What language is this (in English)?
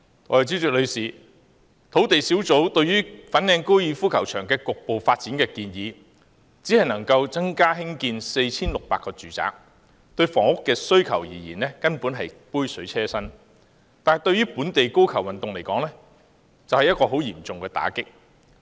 Cantonese